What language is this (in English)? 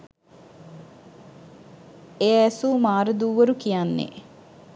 Sinhala